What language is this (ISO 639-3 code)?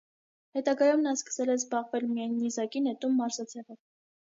hye